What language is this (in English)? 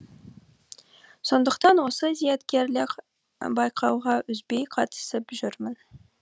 Kazakh